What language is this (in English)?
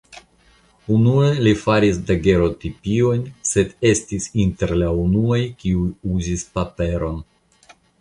Esperanto